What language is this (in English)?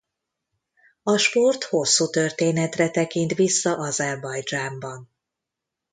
Hungarian